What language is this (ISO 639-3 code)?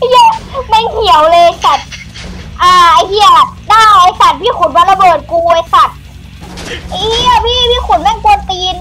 tha